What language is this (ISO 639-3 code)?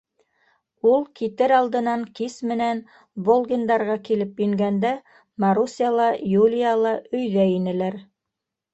bak